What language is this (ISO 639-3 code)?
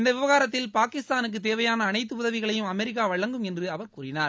tam